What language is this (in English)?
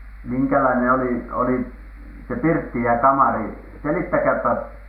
Finnish